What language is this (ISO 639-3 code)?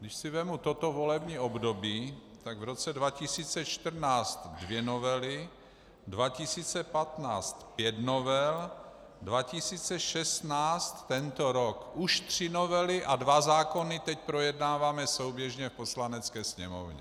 ces